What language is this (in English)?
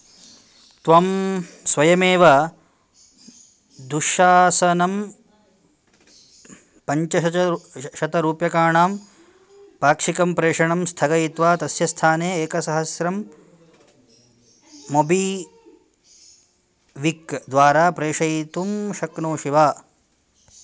Sanskrit